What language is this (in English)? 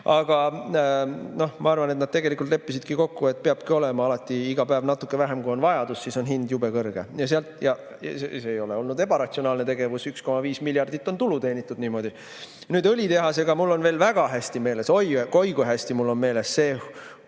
Estonian